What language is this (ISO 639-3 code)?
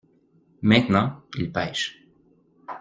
fra